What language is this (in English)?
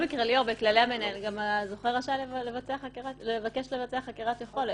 Hebrew